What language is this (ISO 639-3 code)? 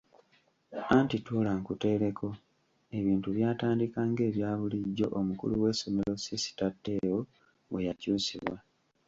lug